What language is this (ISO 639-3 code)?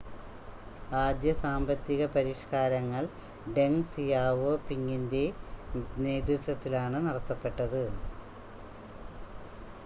mal